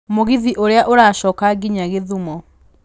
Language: Kikuyu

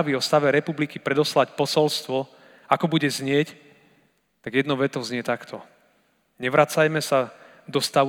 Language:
Slovak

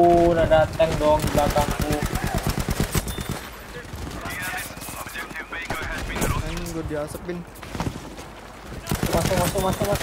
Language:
Indonesian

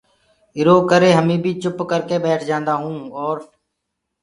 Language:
Gurgula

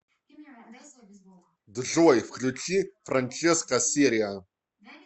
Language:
Russian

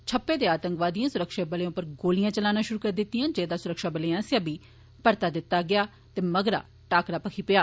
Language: Dogri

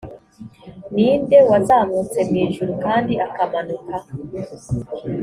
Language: Kinyarwanda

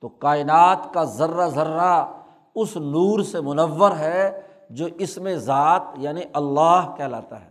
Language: Urdu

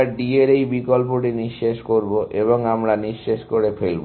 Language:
Bangla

